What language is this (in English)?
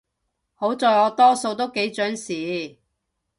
Cantonese